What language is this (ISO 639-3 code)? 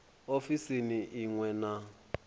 ven